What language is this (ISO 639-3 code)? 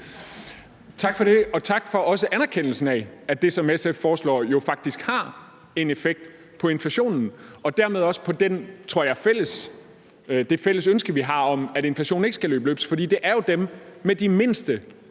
dan